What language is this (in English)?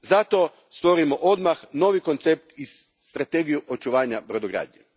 Croatian